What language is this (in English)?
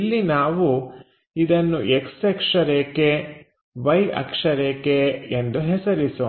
Kannada